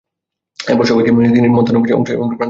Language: Bangla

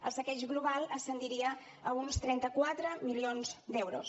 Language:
Catalan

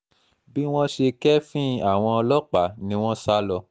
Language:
Yoruba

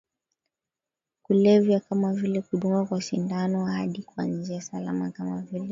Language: Swahili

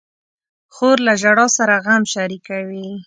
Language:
Pashto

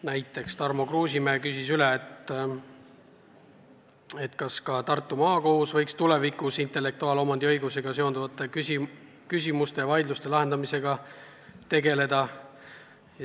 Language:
Estonian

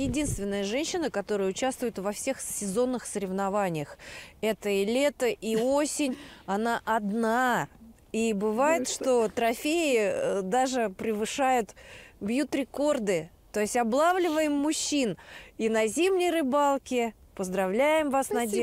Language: Russian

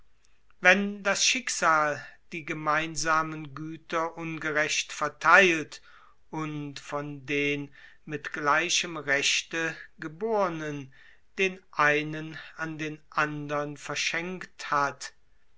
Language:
German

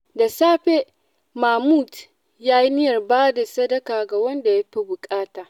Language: Hausa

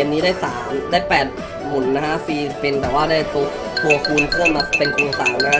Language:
Thai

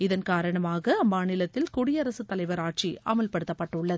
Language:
Tamil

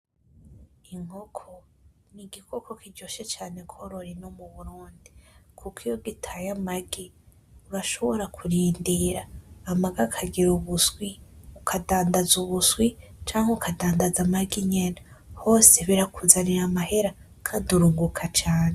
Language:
Rundi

